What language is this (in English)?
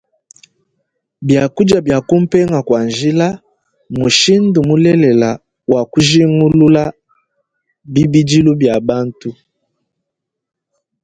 Luba-Lulua